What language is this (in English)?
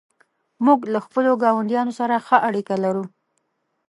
Pashto